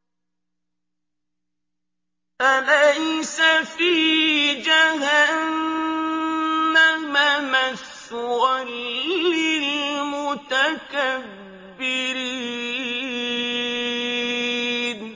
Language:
Arabic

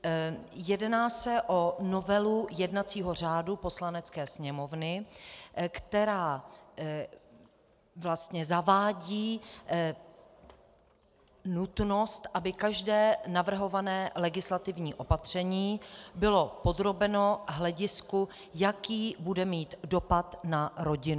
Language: Czech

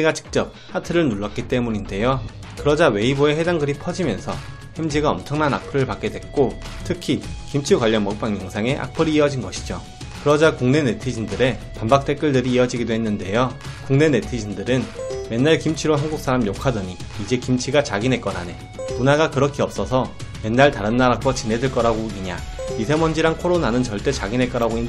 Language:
Korean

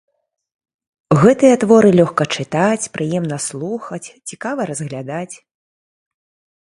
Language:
Belarusian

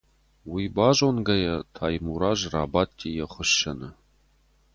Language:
Ossetic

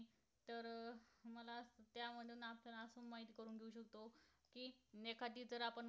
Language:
Marathi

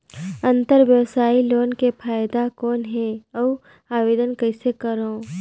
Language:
Chhattisgarhi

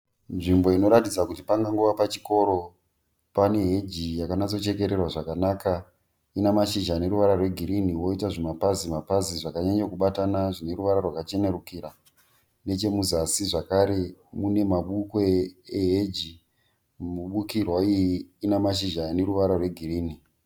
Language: Shona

